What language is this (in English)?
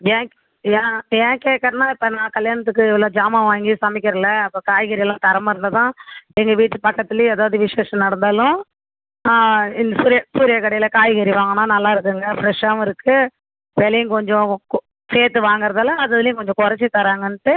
Tamil